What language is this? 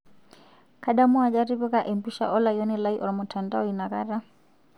Masai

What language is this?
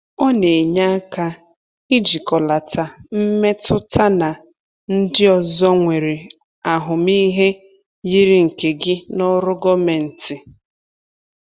Igbo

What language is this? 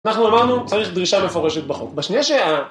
Hebrew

